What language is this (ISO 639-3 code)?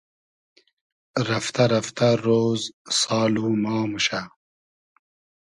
haz